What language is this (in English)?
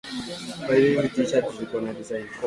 Swahili